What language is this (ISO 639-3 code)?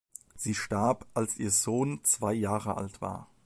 deu